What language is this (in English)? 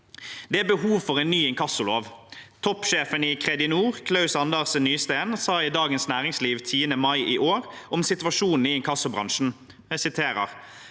Norwegian